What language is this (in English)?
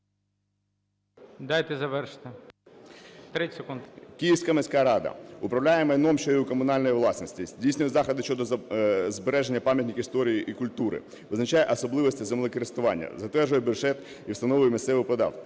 Ukrainian